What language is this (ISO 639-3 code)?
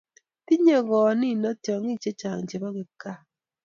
kln